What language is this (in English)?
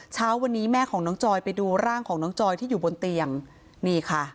Thai